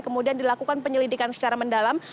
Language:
Indonesian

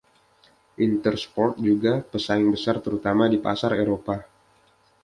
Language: Indonesian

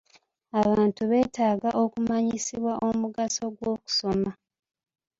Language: Ganda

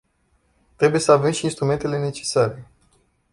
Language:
Romanian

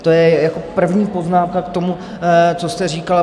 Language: Czech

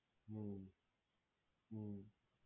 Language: Gujarati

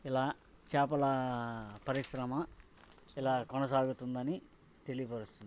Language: Telugu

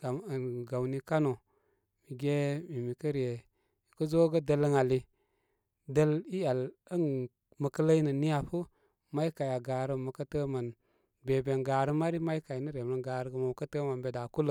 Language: Koma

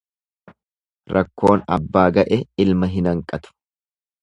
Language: Oromo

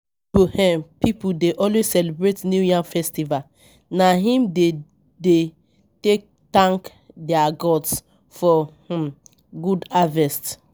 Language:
Nigerian Pidgin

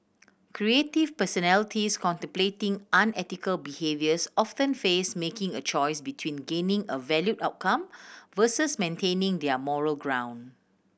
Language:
English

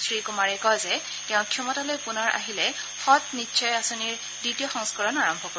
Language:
Assamese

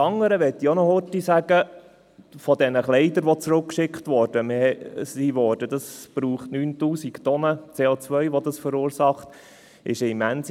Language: Swiss German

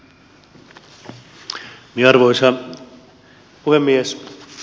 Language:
Finnish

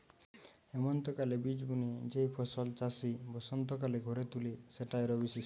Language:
Bangla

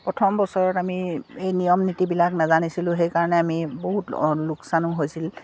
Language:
Assamese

